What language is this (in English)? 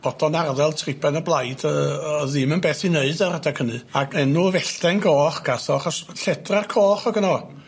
Welsh